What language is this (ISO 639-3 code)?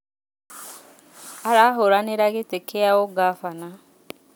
kik